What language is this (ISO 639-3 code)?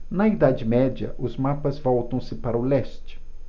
por